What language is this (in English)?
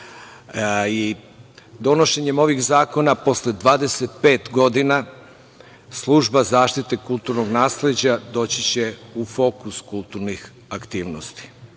Serbian